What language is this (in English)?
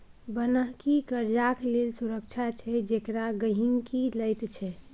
Maithili